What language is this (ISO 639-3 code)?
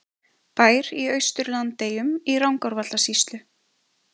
isl